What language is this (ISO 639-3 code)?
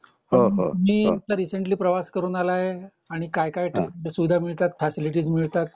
mar